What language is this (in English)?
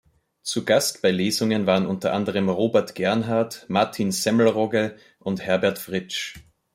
German